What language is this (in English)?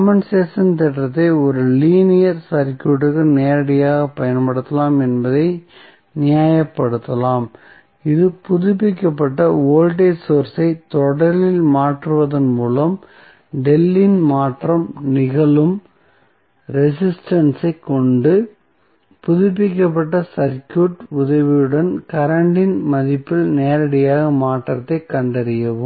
Tamil